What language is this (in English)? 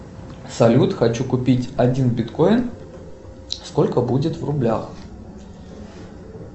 Russian